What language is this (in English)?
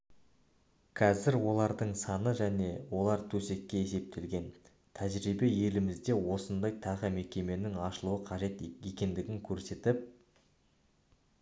Kazakh